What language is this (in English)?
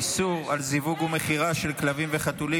Hebrew